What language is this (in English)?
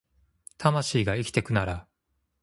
Japanese